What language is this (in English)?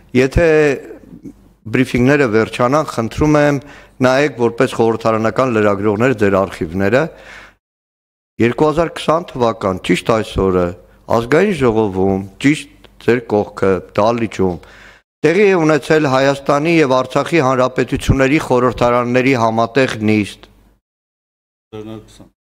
Turkish